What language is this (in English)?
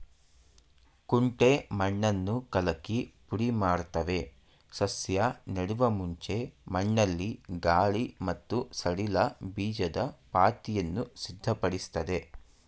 Kannada